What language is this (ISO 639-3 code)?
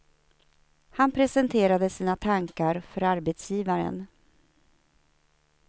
swe